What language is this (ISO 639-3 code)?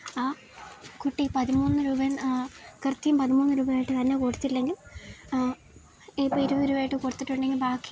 mal